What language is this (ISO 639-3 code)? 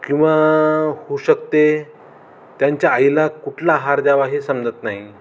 mar